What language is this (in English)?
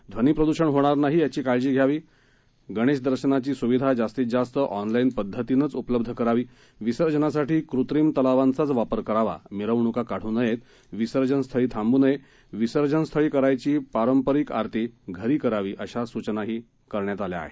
Marathi